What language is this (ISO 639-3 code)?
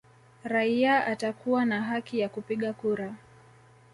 swa